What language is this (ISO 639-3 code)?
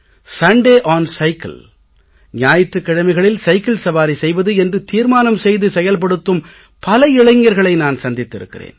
tam